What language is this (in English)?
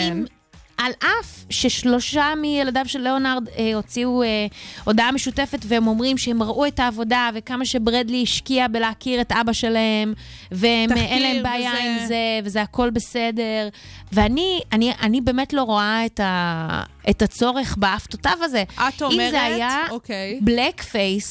Hebrew